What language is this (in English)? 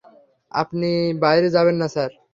Bangla